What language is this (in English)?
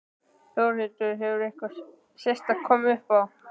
Icelandic